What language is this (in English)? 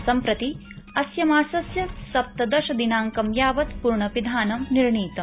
Sanskrit